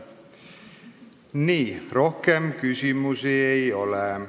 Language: Estonian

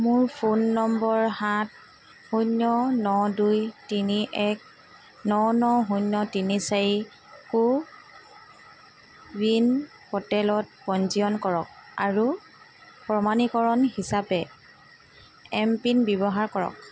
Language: Assamese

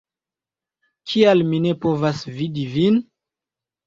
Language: Esperanto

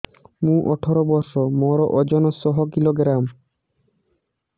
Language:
Odia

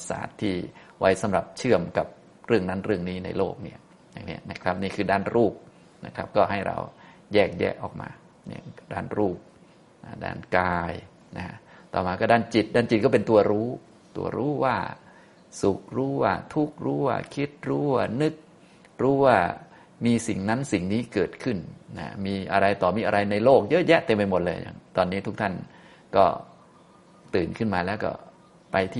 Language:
Thai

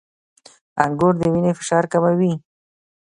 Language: Pashto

